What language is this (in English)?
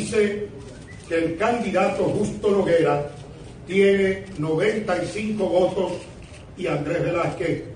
Spanish